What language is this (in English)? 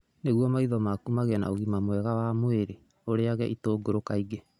Kikuyu